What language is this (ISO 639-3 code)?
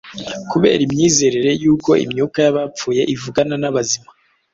kin